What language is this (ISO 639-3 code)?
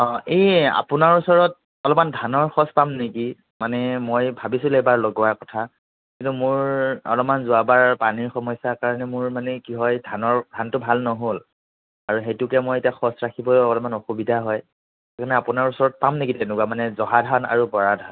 asm